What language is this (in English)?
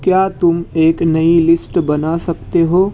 Urdu